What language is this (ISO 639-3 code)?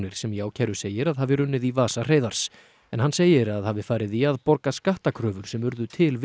isl